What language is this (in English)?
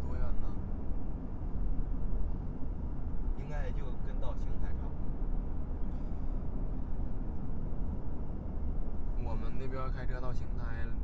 Chinese